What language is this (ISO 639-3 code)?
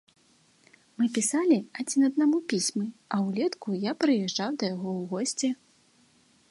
bel